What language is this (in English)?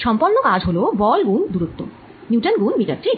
Bangla